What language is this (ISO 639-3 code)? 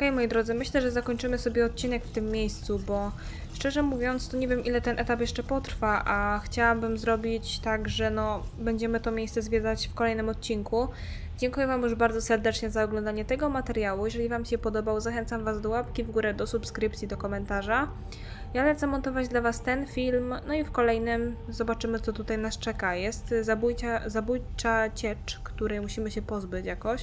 pol